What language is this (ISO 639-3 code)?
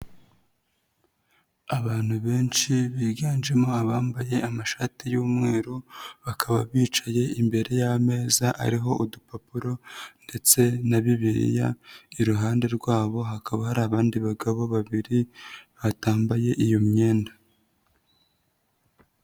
kin